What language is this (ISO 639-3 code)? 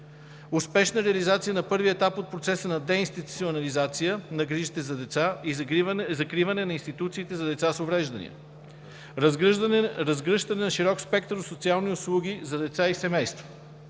bul